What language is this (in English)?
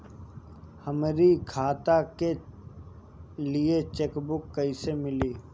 Bhojpuri